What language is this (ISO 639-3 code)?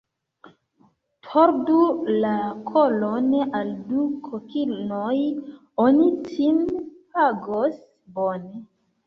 epo